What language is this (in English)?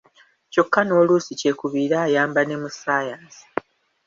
Ganda